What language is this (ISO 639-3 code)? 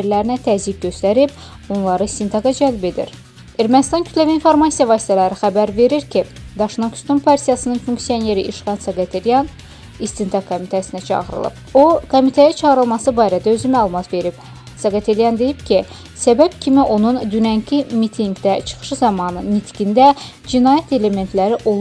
tur